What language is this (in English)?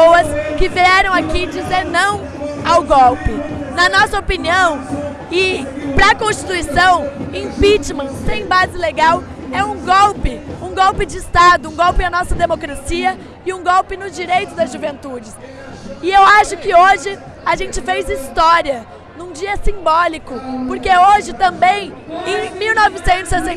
Portuguese